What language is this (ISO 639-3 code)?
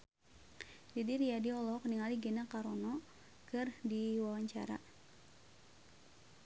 sun